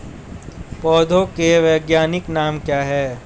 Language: Hindi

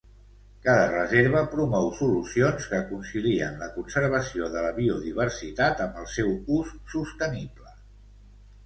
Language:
Catalan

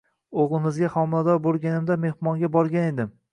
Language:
Uzbek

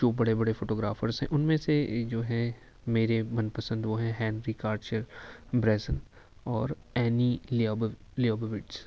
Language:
Urdu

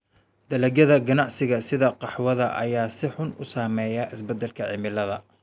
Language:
Somali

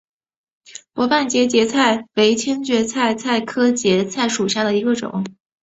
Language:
Chinese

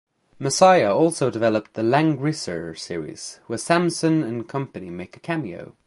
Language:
English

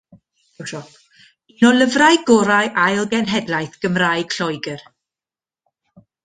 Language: Welsh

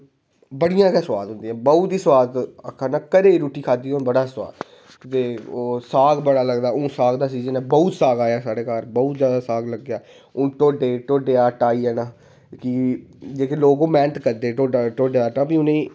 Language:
Dogri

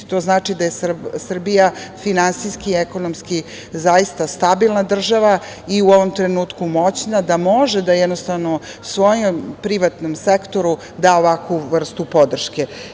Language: Serbian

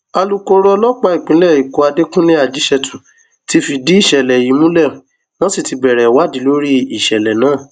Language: Yoruba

